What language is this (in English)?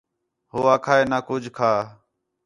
Khetrani